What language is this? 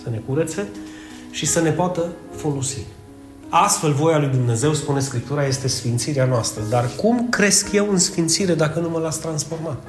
Romanian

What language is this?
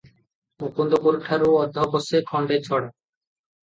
Odia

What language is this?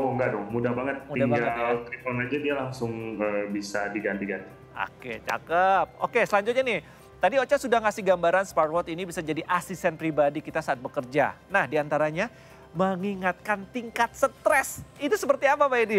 Indonesian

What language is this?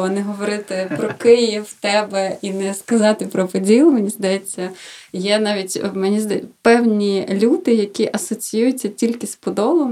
Ukrainian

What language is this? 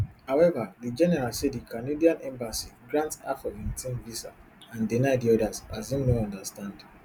Nigerian Pidgin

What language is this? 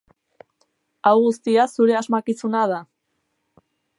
Basque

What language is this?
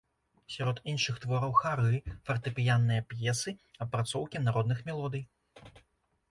Belarusian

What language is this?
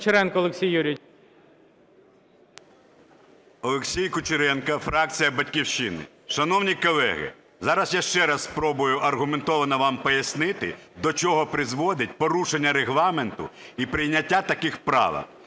Ukrainian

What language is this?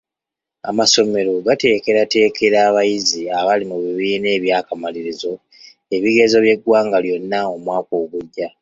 Ganda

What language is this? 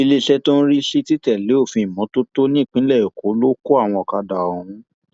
Yoruba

